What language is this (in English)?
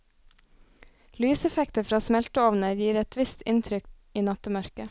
Norwegian